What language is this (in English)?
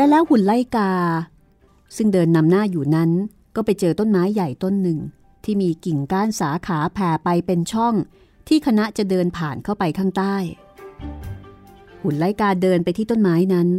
Thai